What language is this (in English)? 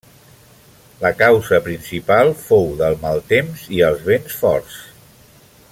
Catalan